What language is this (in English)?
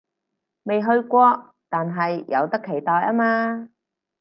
Cantonese